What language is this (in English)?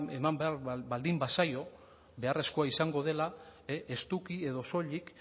Basque